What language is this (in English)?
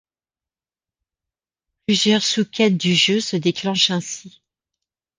French